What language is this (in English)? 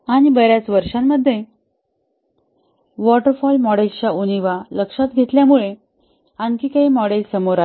Marathi